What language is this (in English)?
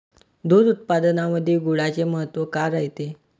Marathi